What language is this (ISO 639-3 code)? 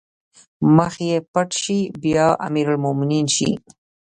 pus